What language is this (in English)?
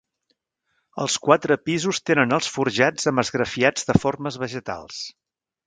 Catalan